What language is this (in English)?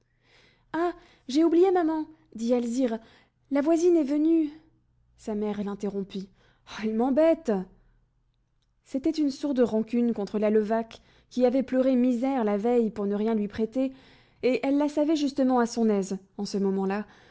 French